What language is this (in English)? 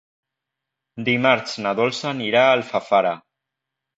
Catalan